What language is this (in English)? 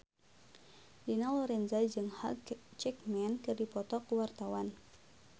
Sundanese